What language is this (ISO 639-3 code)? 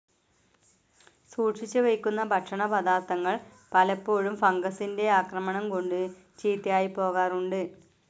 mal